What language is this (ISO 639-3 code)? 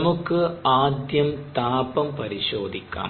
mal